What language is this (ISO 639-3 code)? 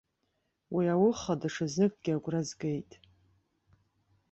abk